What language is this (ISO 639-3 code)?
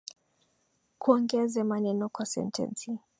swa